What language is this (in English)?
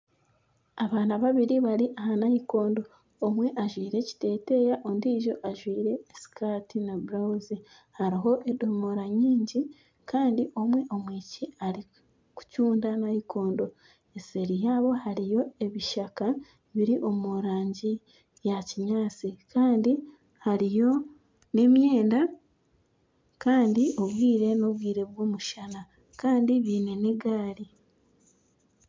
Nyankole